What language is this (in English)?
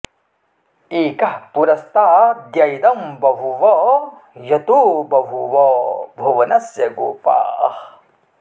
Sanskrit